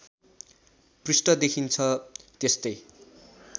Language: Nepali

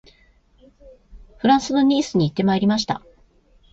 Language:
Japanese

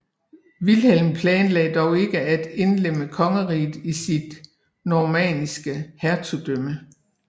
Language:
Danish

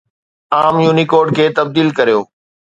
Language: Sindhi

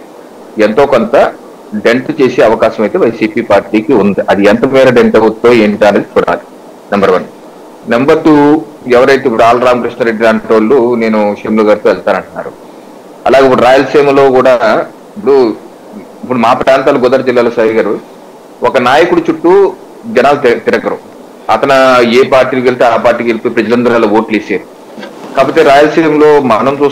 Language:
Telugu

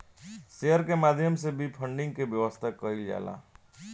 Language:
Bhojpuri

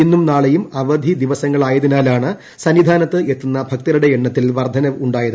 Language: Malayalam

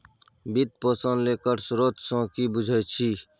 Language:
Maithili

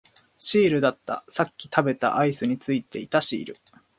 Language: Japanese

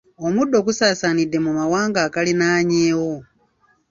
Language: Ganda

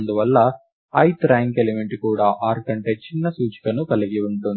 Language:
Telugu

